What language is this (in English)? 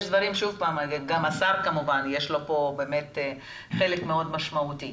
Hebrew